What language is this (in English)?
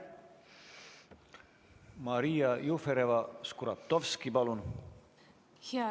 Estonian